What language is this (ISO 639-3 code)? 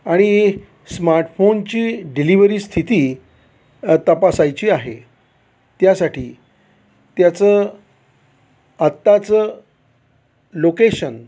mar